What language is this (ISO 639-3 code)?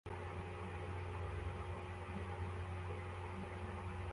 kin